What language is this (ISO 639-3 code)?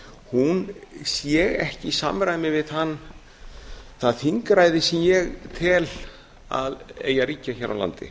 isl